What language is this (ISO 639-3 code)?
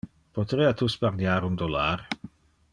ina